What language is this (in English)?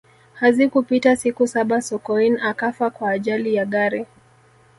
Swahili